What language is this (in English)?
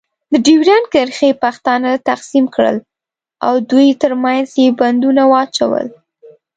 Pashto